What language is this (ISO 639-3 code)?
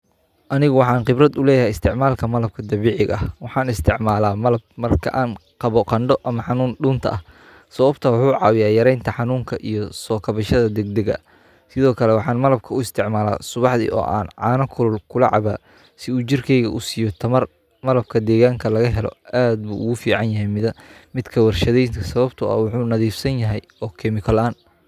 som